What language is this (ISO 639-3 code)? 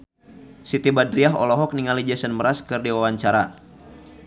sun